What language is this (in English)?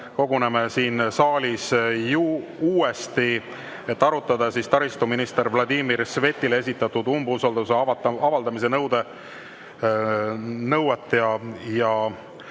Estonian